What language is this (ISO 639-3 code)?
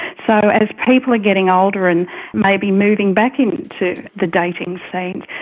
eng